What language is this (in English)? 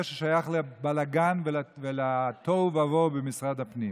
Hebrew